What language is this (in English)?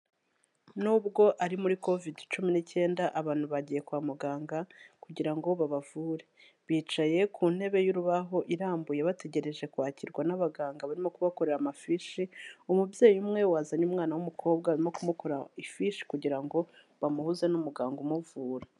Kinyarwanda